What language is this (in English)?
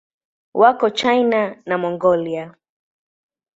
Swahili